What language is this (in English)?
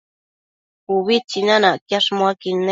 Matsés